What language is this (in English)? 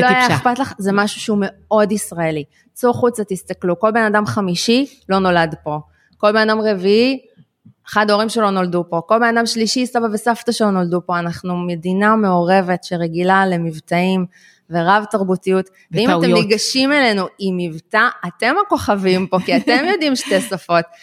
Hebrew